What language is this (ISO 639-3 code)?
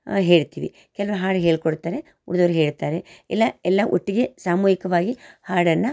kan